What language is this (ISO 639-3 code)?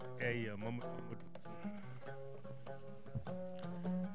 ful